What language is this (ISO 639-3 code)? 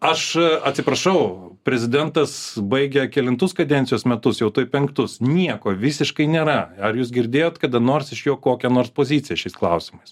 lit